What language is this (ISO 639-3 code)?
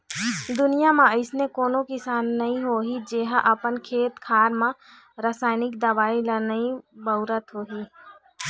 hne